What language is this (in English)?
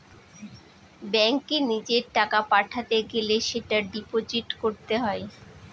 Bangla